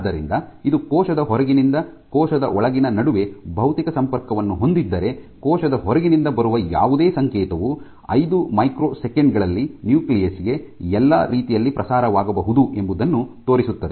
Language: Kannada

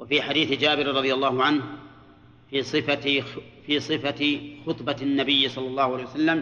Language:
Arabic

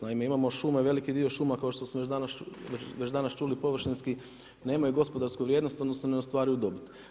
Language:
Croatian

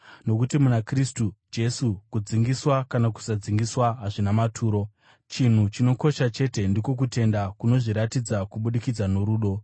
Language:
Shona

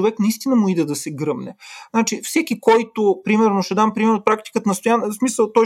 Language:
Bulgarian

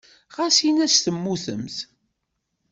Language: Kabyle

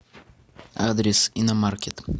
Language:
Russian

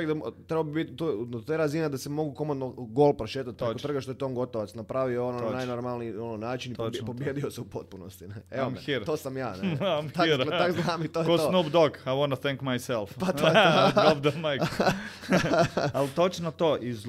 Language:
Croatian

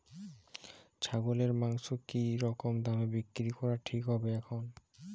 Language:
Bangla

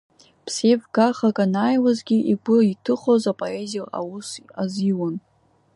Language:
Abkhazian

